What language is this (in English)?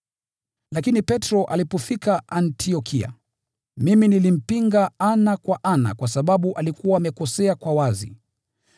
Swahili